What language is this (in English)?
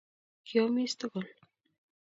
Kalenjin